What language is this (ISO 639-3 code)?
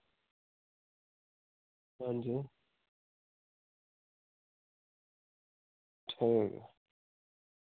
doi